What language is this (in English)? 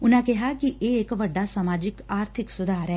Punjabi